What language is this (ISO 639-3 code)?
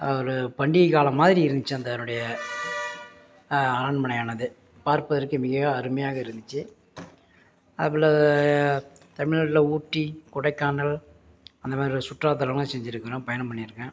tam